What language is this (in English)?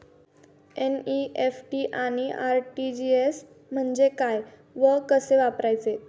Marathi